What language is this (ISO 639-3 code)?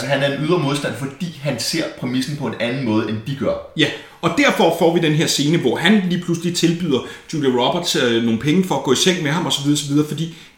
dan